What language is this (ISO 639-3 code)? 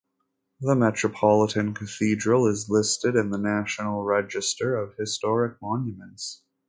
eng